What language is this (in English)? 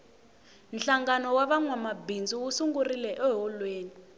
Tsonga